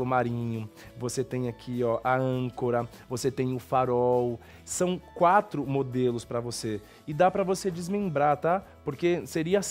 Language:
Portuguese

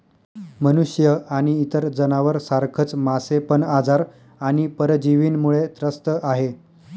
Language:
Marathi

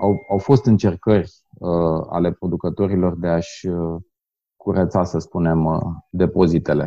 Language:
Romanian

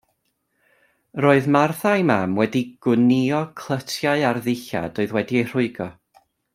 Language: Welsh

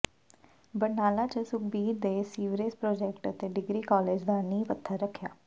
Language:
Punjabi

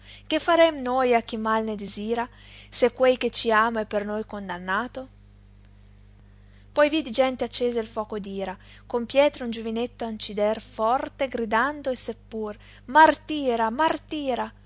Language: Italian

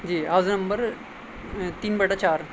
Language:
Urdu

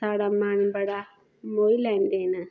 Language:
Dogri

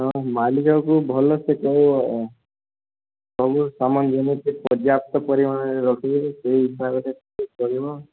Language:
Odia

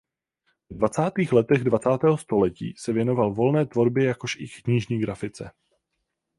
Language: Czech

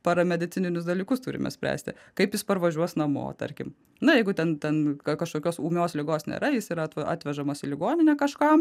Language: Lithuanian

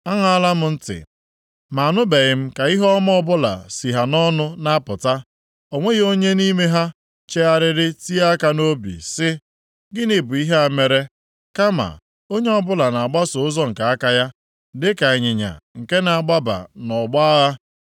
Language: Igbo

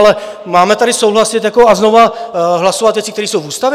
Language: Czech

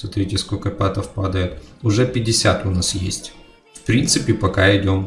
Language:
Russian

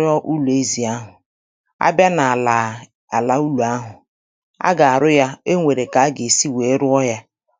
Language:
Igbo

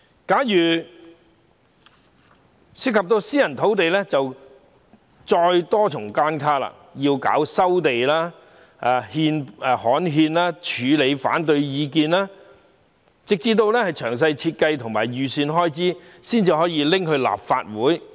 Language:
Cantonese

